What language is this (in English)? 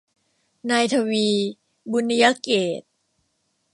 Thai